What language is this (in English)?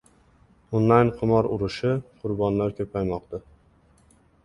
Uzbek